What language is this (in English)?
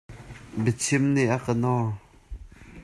Hakha Chin